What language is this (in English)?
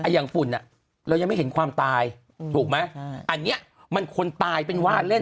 Thai